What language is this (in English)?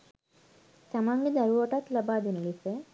Sinhala